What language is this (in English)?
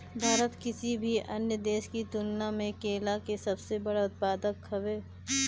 Bhojpuri